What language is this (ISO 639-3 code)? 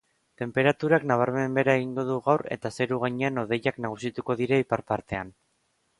eus